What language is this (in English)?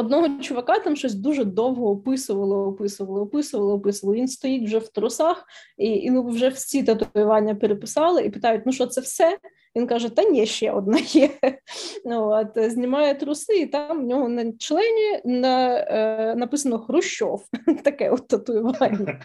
Ukrainian